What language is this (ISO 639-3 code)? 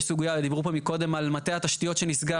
heb